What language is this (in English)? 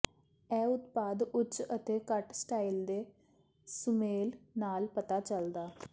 Punjabi